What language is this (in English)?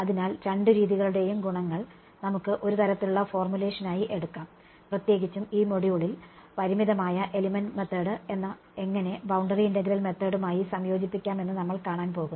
Malayalam